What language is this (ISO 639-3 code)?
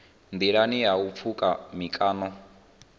ven